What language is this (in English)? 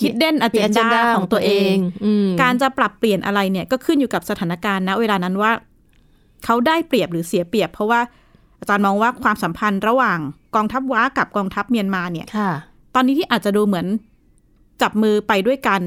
Thai